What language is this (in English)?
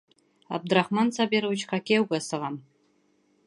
Bashkir